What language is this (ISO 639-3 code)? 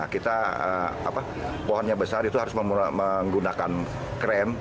ind